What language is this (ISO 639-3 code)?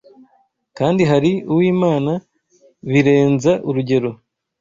kin